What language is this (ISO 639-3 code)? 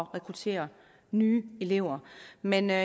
dan